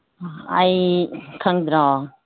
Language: Manipuri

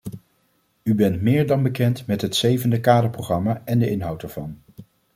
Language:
Dutch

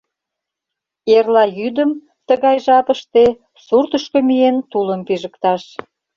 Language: Mari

